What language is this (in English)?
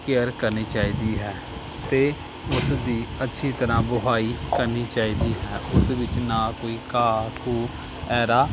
Punjabi